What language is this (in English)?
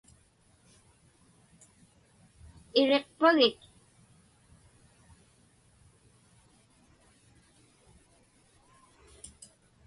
Inupiaq